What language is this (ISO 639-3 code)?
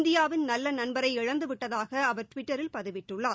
tam